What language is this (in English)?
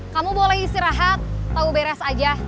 Indonesian